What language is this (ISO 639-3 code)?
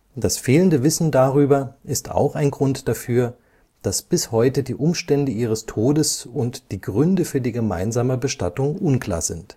deu